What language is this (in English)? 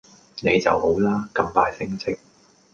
Cantonese